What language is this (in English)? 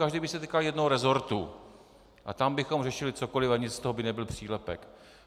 Czech